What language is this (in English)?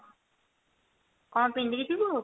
Odia